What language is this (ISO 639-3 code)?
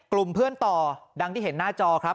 tha